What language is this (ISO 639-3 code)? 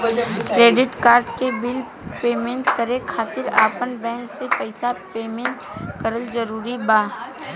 bho